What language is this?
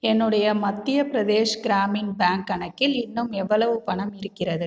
Tamil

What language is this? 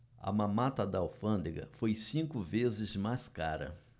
Portuguese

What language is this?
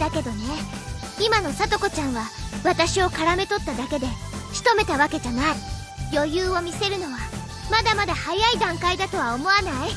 Japanese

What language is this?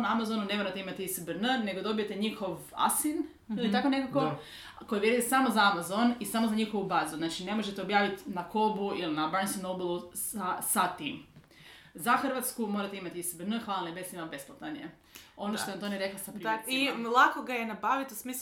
Croatian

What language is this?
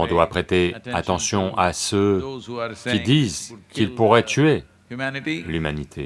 French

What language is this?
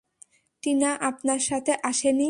Bangla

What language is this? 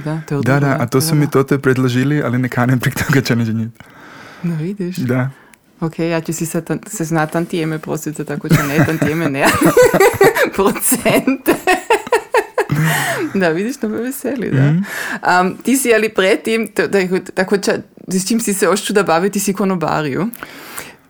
Croatian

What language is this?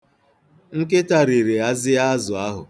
Igbo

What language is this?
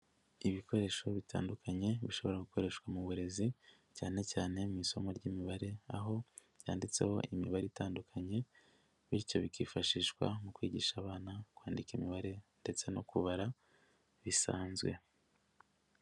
Kinyarwanda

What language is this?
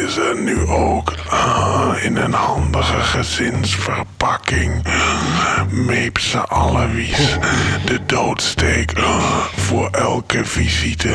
Dutch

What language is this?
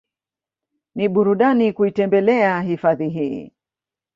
Swahili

